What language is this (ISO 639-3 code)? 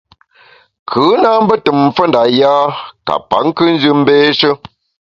bax